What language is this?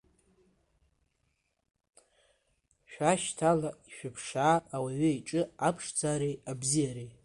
Abkhazian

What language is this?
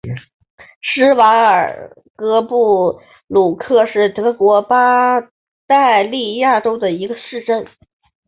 Chinese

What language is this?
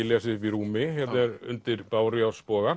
Icelandic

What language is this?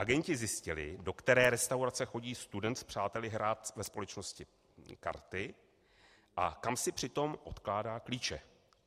Czech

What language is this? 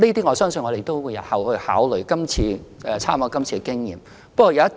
Cantonese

